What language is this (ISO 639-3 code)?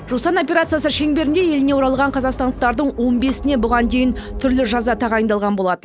kaz